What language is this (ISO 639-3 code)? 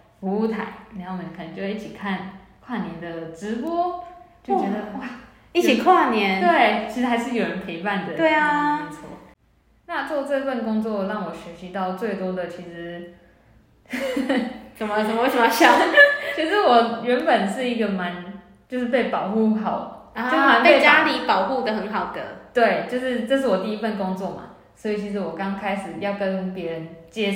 zho